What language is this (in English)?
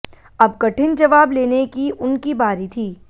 Hindi